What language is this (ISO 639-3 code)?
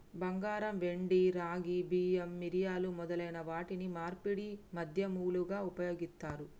tel